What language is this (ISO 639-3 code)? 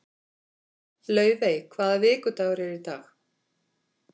isl